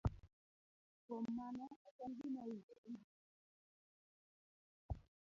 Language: Luo (Kenya and Tanzania)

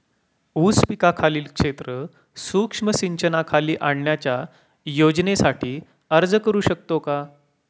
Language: Marathi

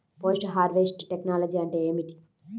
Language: Telugu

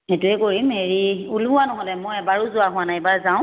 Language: Assamese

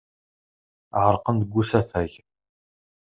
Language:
Kabyle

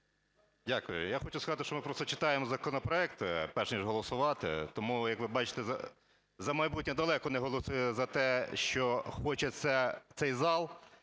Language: Ukrainian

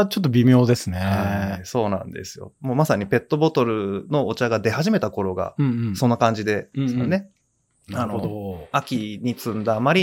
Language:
Japanese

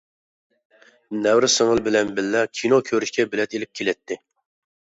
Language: Uyghur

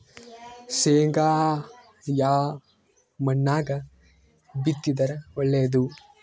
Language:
Kannada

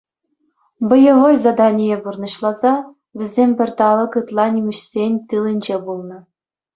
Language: Chuvash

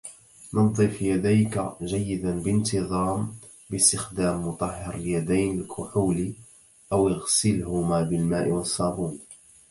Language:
Arabic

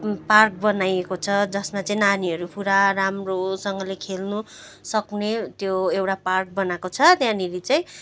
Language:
Nepali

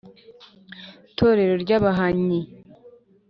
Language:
Kinyarwanda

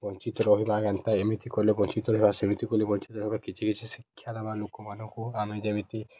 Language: Odia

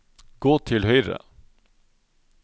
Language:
Norwegian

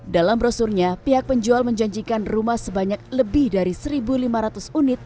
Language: Indonesian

